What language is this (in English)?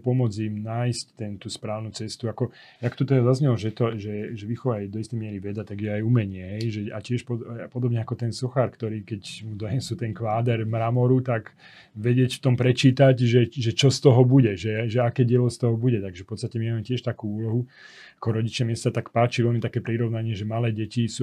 Slovak